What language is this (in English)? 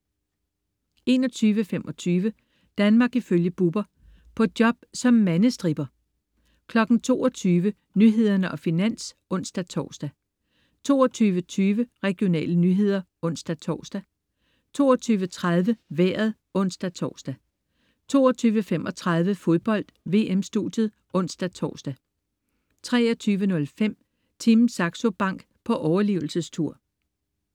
Danish